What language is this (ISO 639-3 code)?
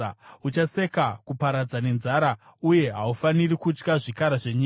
sna